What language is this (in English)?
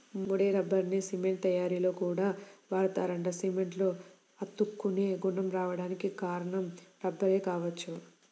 Telugu